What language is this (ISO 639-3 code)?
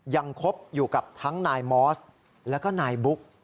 tha